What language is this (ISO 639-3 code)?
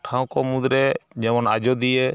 sat